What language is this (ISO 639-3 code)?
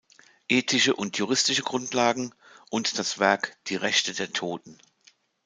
deu